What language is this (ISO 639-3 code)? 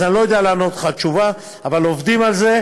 heb